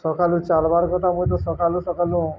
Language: Odia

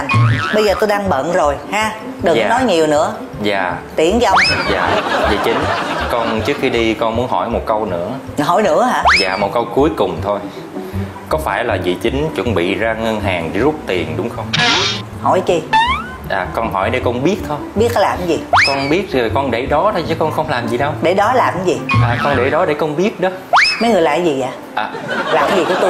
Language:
Vietnamese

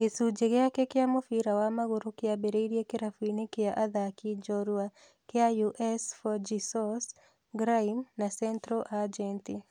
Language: Kikuyu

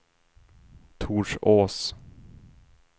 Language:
Swedish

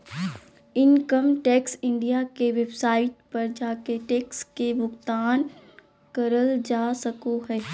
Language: Magahi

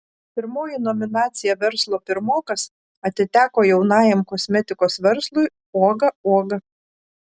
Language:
Lithuanian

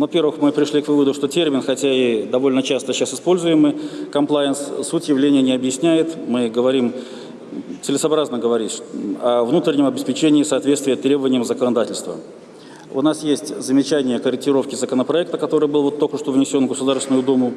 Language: Russian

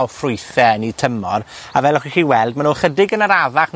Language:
Welsh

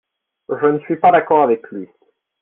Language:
French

